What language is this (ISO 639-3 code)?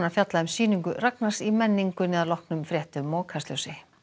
isl